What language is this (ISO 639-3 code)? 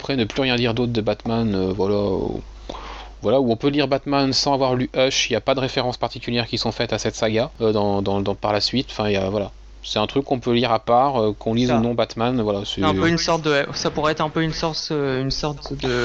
fra